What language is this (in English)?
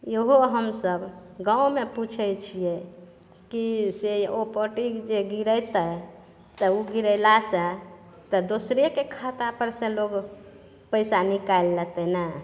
Maithili